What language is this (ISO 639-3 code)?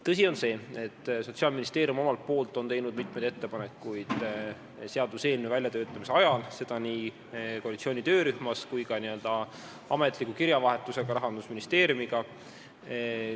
est